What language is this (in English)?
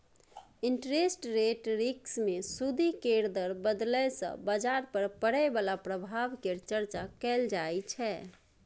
Maithili